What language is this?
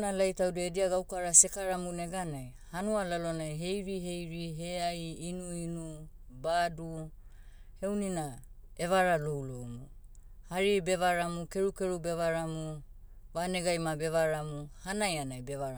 Motu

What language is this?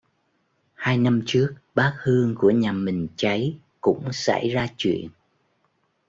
Vietnamese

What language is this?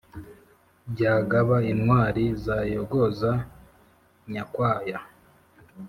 Kinyarwanda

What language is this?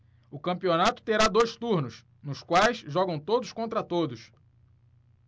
Portuguese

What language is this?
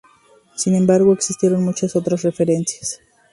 Spanish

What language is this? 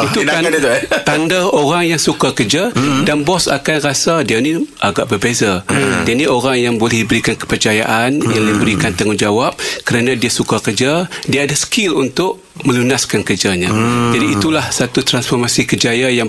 Malay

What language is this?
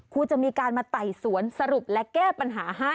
Thai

